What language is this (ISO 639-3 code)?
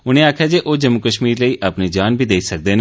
doi